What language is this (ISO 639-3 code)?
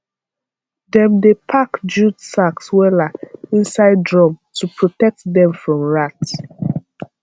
pcm